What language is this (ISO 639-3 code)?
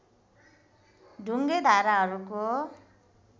nep